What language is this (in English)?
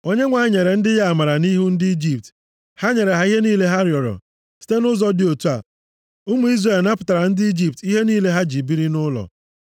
Igbo